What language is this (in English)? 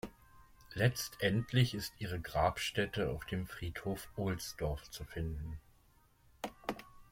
German